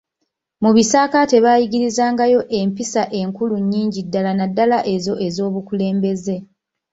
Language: Ganda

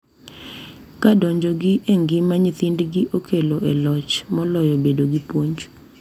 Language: Luo (Kenya and Tanzania)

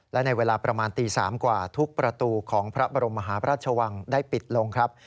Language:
Thai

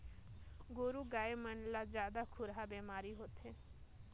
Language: Chhattisgarhi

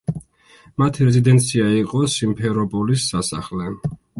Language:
Georgian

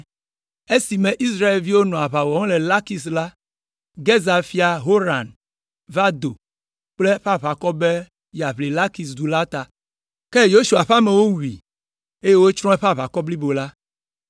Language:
Ewe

